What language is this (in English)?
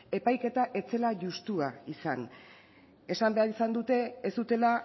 Basque